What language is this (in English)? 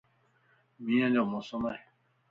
Lasi